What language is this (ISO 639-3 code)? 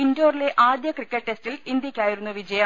mal